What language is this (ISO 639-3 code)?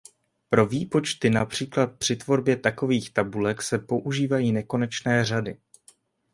ces